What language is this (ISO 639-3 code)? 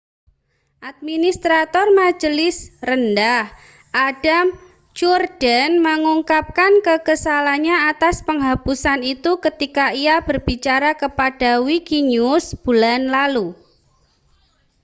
ind